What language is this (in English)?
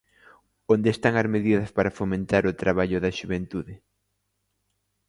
Galician